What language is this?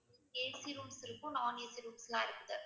Tamil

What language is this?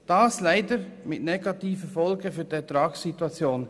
Swiss German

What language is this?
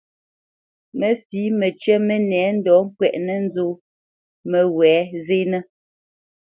Bamenyam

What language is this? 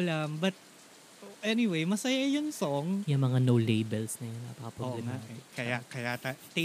Filipino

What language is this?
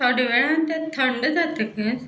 Konkani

